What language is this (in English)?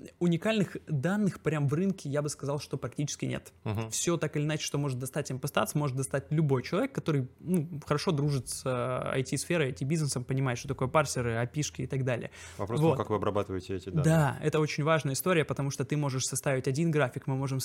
Russian